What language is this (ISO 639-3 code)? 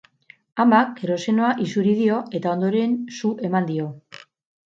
eus